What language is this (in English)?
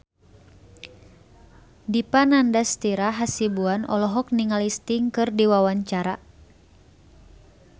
Sundanese